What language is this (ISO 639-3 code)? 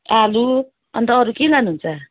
nep